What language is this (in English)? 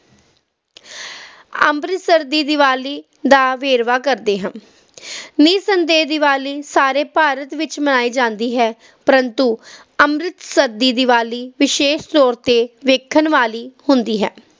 Punjabi